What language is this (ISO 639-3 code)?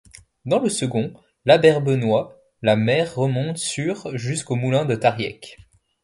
fra